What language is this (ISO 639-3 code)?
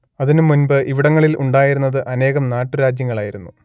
mal